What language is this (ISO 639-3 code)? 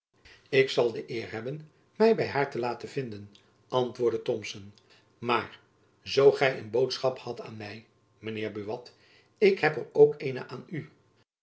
nld